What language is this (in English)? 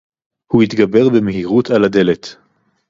Hebrew